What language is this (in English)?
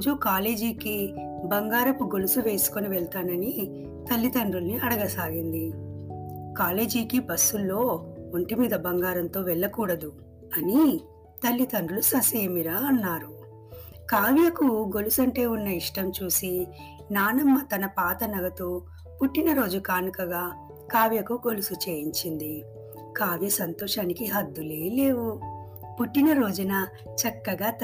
Telugu